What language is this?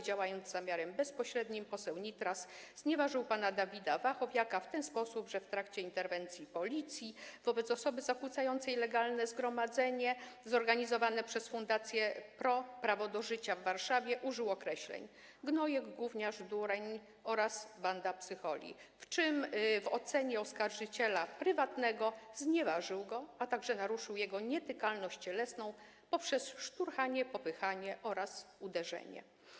Polish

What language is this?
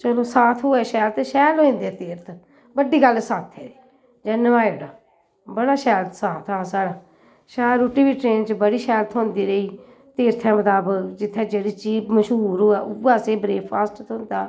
Dogri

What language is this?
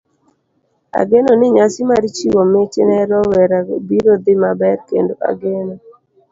Luo (Kenya and Tanzania)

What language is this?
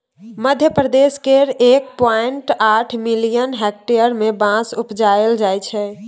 Maithili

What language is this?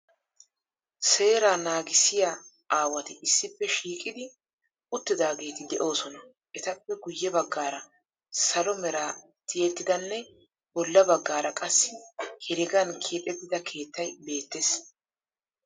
Wolaytta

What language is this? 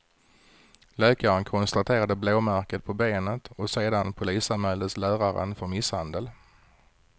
Swedish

